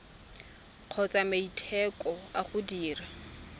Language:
Tswana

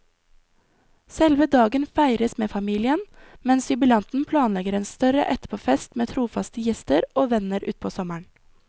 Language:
Norwegian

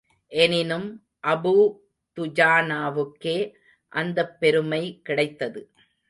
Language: Tamil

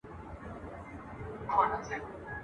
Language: Pashto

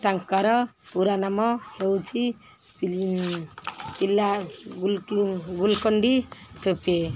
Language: Odia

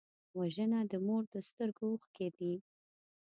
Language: Pashto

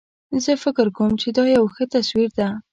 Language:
Pashto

